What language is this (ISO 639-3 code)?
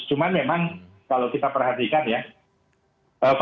ind